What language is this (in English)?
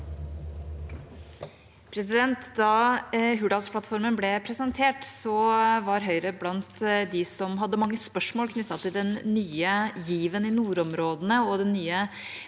Norwegian